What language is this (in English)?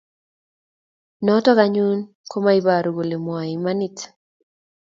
Kalenjin